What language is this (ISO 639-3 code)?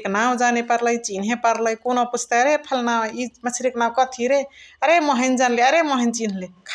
the